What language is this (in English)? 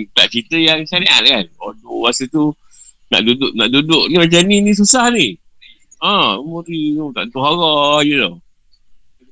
Malay